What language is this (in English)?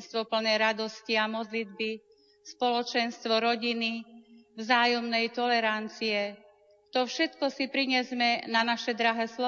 Slovak